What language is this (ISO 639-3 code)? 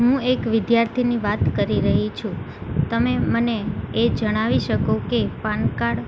guj